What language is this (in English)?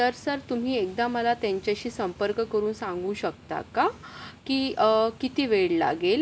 Marathi